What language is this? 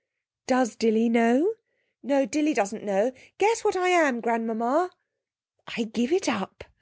English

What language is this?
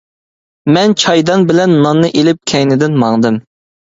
Uyghur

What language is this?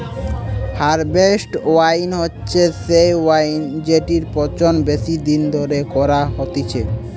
Bangla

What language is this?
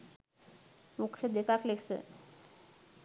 Sinhala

